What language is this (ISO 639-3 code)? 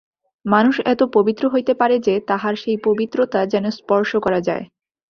ben